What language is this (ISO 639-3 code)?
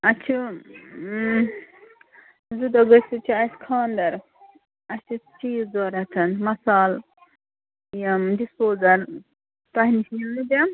kas